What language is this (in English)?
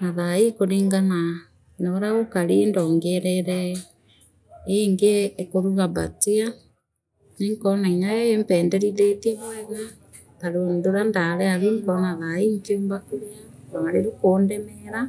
Meru